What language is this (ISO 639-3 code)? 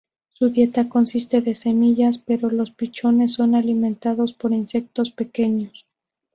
spa